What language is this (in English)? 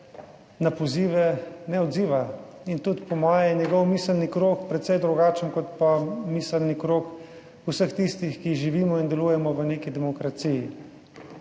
Slovenian